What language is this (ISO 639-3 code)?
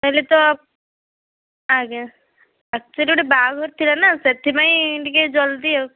ori